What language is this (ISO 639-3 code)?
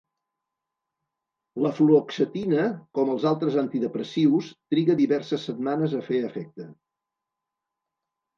cat